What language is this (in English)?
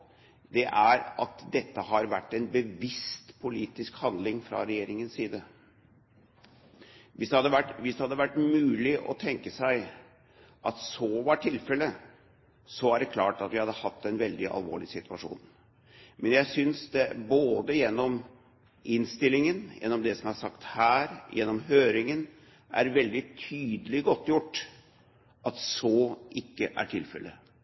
Norwegian Bokmål